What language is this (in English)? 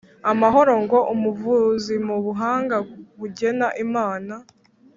Kinyarwanda